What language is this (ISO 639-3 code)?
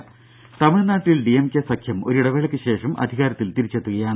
mal